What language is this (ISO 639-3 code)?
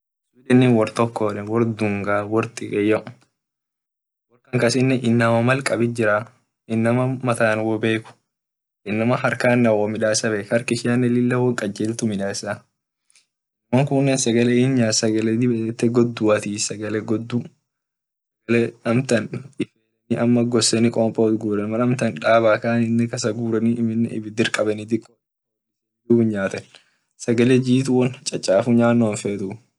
orc